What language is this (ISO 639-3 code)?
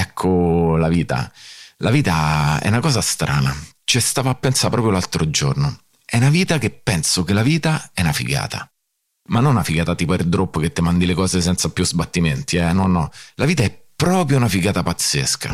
ita